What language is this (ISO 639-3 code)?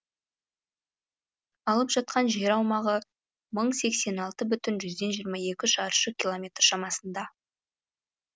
kaz